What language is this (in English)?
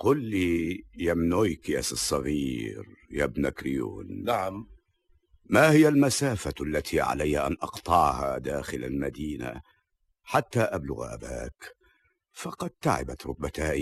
Arabic